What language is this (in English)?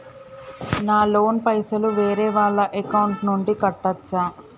Telugu